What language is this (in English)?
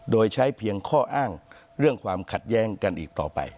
Thai